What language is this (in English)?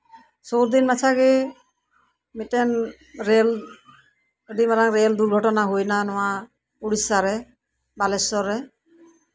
Santali